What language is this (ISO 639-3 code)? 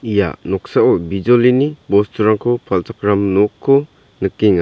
grt